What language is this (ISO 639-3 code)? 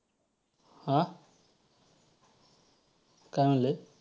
mar